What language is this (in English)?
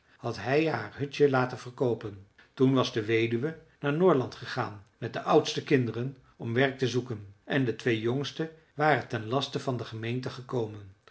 Dutch